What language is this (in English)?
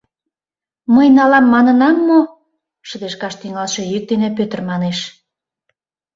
Mari